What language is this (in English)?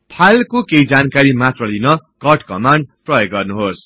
Nepali